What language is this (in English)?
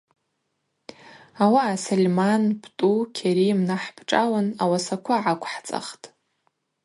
Abaza